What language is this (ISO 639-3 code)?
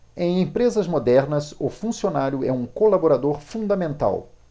por